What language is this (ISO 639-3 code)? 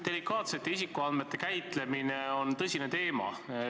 est